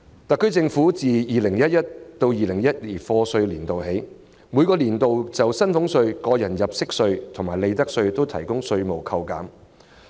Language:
Cantonese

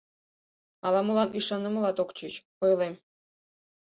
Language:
Mari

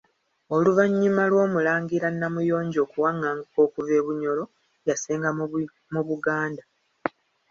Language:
Ganda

